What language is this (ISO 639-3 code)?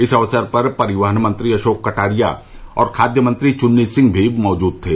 hin